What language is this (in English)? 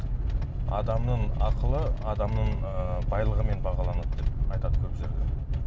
Kazakh